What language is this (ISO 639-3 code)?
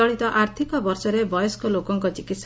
ori